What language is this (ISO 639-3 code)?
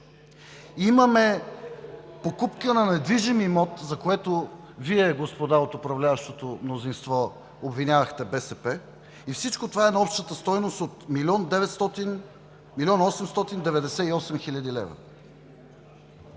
bul